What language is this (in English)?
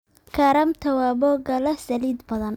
Somali